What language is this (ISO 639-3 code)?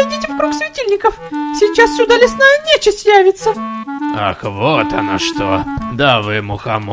rus